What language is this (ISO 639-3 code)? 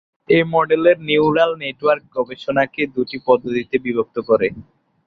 ben